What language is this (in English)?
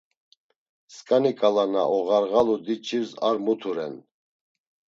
Laz